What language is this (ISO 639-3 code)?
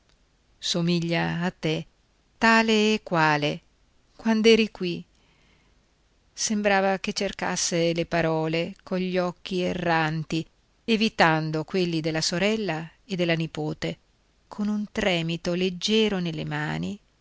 ita